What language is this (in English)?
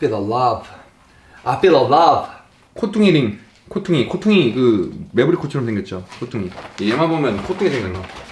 Korean